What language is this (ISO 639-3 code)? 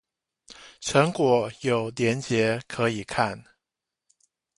zho